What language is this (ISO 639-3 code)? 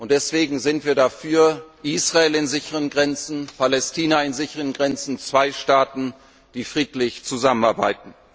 deu